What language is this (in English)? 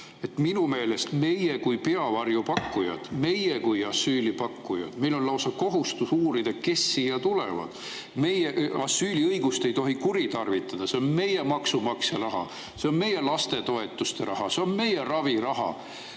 Estonian